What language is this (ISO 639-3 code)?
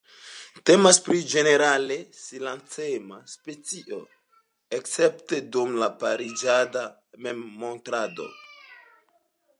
epo